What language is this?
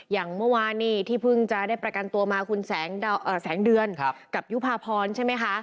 Thai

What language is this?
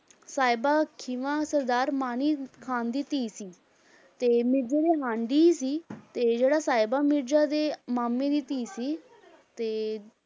Punjabi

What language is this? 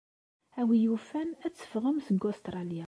Kabyle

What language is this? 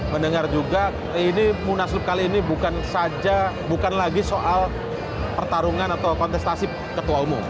Indonesian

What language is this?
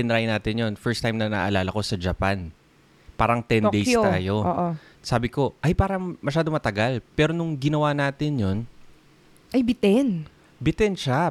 Filipino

